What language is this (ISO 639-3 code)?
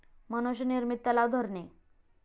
mar